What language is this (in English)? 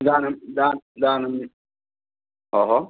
Sanskrit